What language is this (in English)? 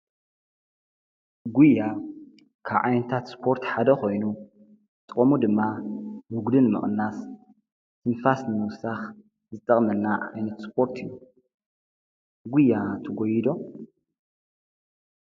Tigrinya